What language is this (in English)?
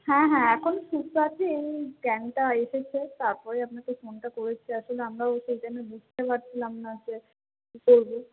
Bangla